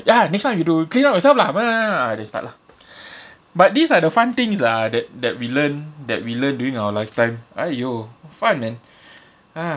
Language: English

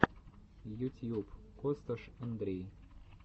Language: Russian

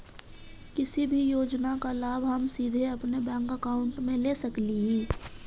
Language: Magahi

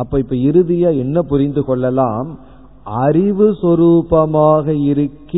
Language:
Tamil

